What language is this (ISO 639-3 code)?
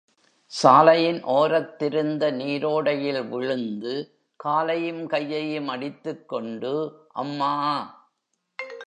tam